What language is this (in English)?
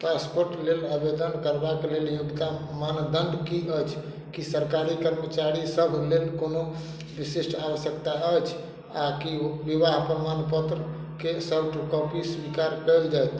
Maithili